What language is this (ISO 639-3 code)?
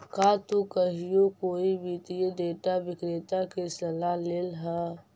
mag